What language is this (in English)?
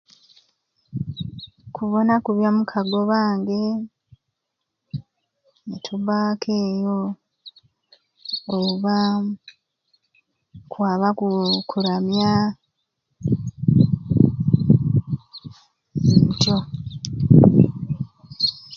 Ruuli